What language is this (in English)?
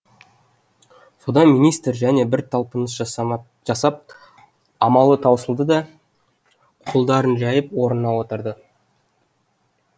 Kazakh